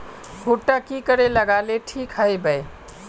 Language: Magahi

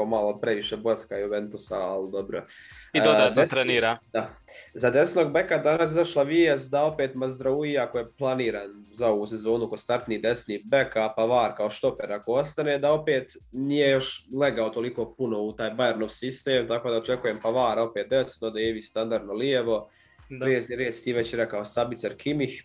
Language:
Croatian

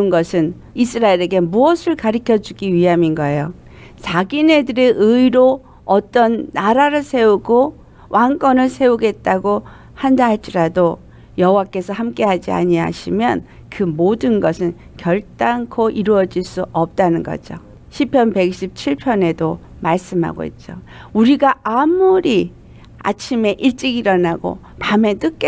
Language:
Korean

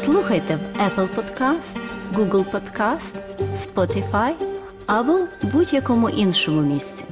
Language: Ukrainian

